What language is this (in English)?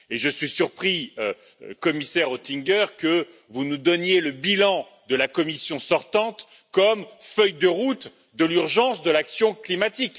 French